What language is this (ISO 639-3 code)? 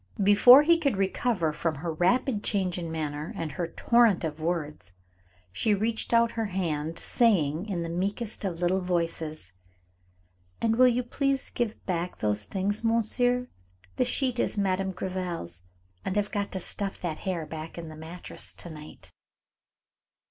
eng